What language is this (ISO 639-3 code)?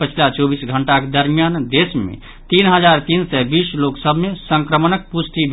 mai